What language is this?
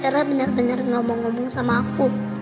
Indonesian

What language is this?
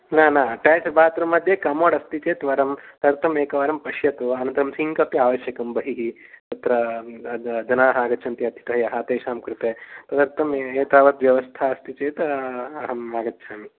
Sanskrit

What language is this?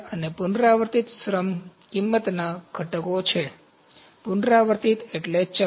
Gujarati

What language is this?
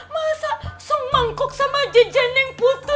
Indonesian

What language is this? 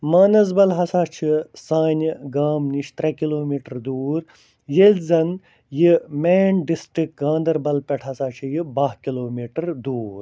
Kashmiri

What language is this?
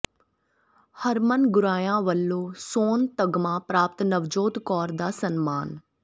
Punjabi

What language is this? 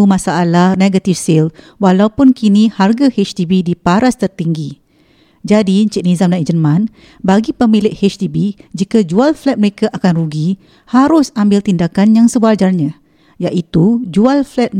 Malay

